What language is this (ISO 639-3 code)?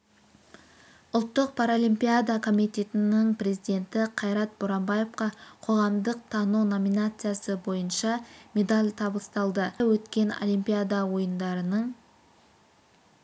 kaz